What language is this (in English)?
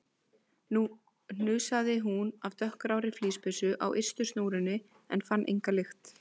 Icelandic